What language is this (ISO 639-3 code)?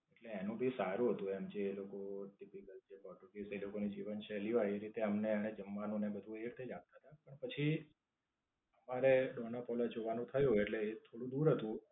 guj